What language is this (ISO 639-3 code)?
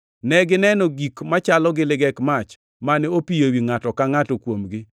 luo